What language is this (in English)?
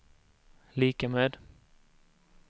Swedish